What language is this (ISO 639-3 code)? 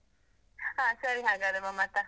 kan